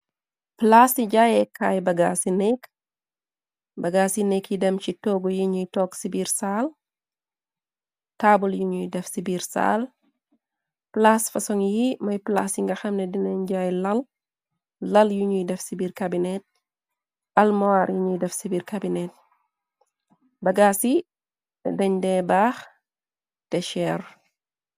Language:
Wolof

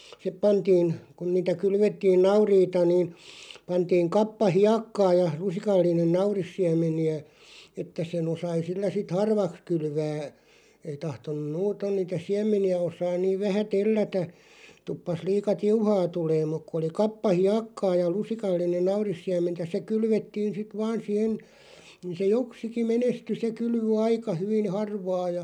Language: Finnish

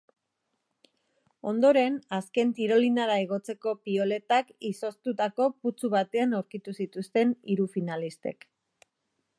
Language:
Basque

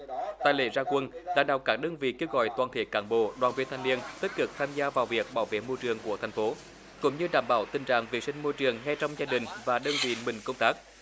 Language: Vietnamese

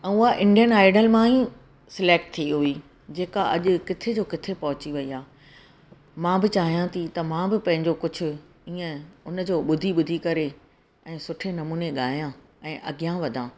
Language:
Sindhi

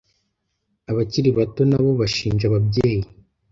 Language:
Kinyarwanda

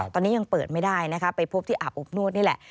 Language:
Thai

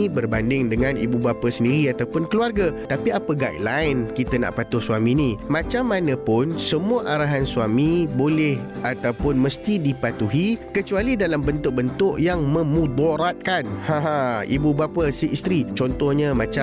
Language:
Malay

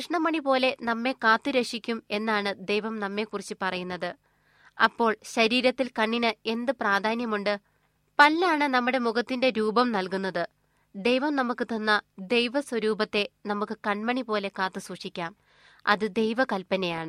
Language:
Malayalam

